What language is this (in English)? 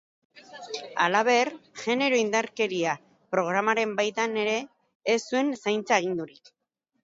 Basque